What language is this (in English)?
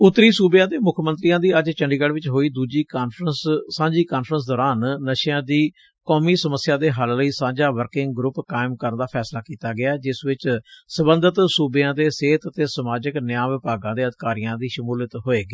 Punjabi